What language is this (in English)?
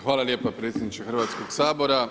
Croatian